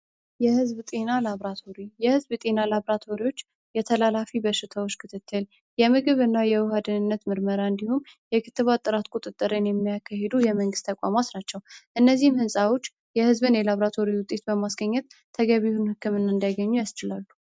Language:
Amharic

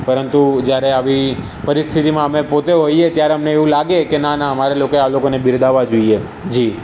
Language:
Gujarati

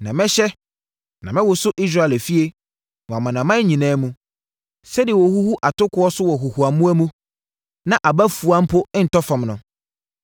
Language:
Akan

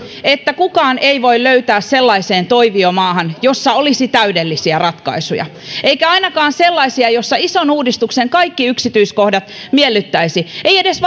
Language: Finnish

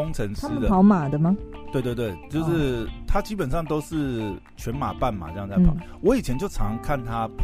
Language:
Chinese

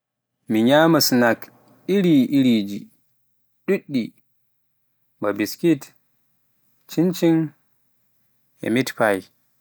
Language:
Pular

